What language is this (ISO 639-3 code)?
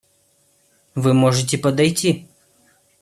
rus